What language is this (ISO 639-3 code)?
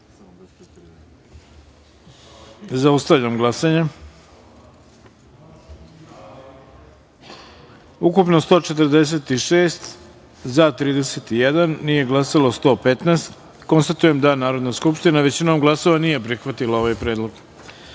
srp